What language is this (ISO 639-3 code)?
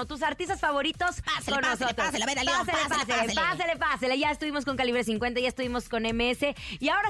spa